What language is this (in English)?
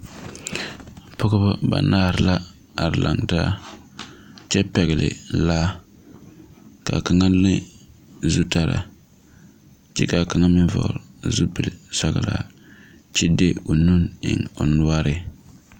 Southern Dagaare